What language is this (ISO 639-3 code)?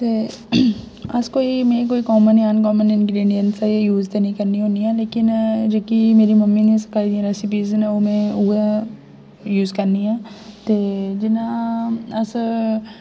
doi